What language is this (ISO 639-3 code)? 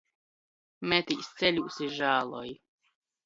ltg